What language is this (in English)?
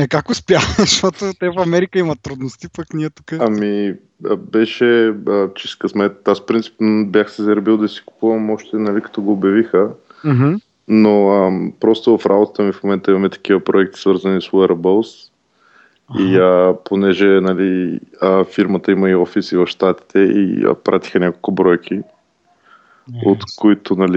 Bulgarian